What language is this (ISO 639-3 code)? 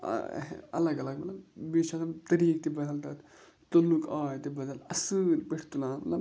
kas